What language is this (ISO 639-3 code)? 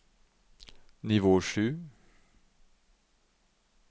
nor